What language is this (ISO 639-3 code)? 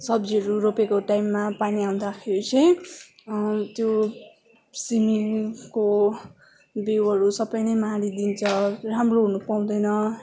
nep